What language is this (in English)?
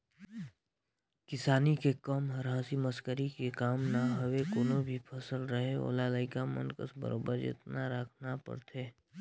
Chhattisgarhi